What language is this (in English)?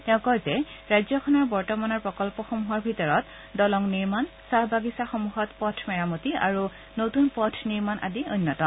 Assamese